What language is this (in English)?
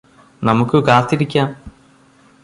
Malayalam